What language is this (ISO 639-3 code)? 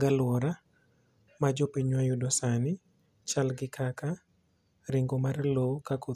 luo